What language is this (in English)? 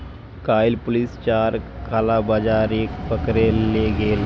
Magahi